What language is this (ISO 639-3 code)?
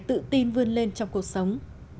vie